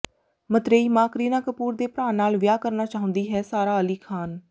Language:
Punjabi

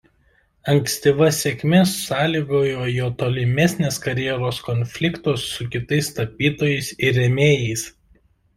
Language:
Lithuanian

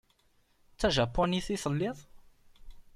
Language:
Kabyle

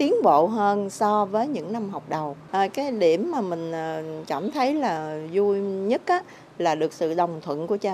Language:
Vietnamese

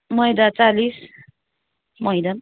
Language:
Nepali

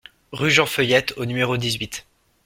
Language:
French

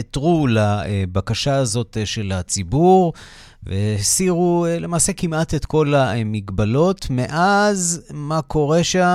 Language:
Hebrew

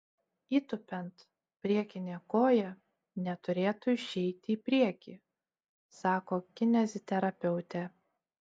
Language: Lithuanian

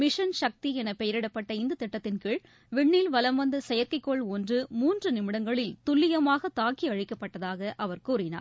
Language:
Tamil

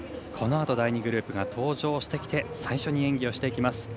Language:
Japanese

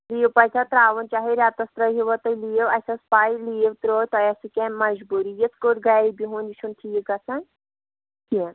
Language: Kashmiri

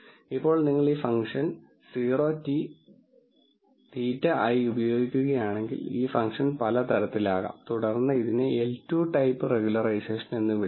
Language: Malayalam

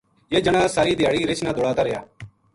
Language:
Gujari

